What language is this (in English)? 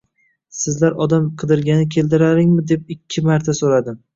Uzbek